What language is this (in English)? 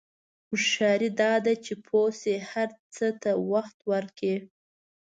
Pashto